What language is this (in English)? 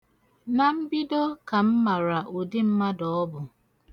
Igbo